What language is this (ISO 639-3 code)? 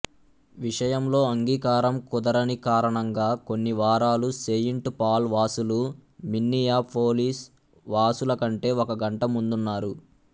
tel